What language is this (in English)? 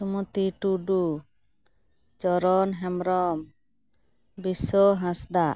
Santali